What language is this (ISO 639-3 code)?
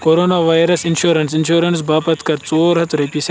kas